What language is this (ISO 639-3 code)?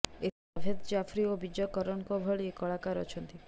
ori